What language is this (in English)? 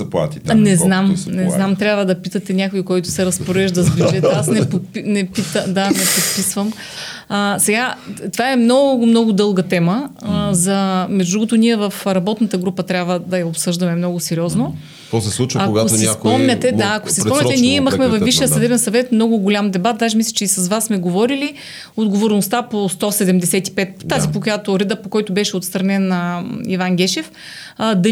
Bulgarian